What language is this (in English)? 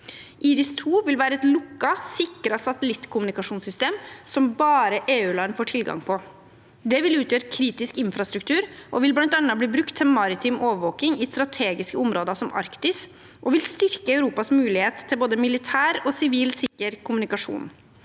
Norwegian